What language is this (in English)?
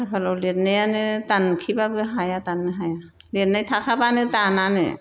Bodo